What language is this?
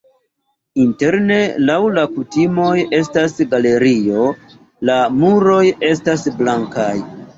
Esperanto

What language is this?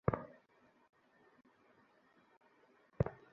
Bangla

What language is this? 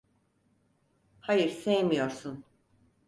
Turkish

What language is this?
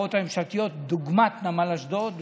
Hebrew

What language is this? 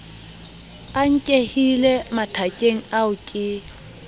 Southern Sotho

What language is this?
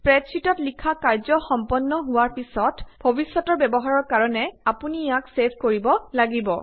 Assamese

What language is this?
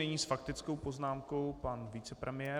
Czech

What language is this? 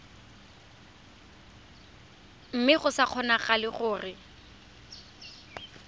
Tswana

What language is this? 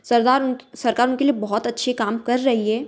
Hindi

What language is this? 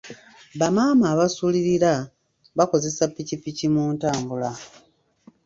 Ganda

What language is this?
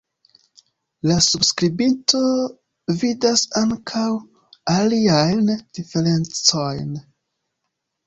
Esperanto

